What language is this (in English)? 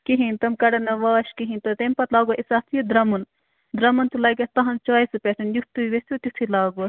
Kashmiri